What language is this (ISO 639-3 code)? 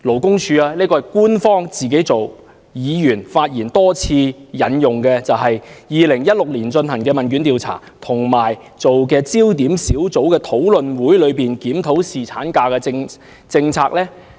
yue